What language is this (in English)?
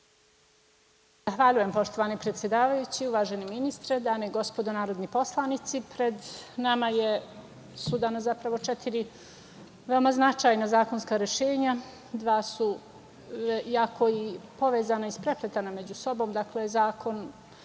Serbian